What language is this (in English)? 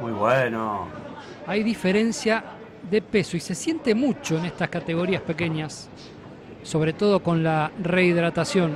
Spanish